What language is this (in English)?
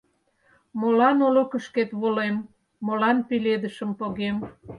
Mari